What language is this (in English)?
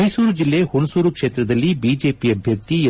Kannada